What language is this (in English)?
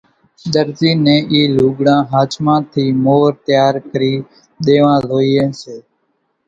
Kachi Koli